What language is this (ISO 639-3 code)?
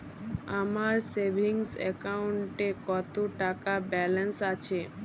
ben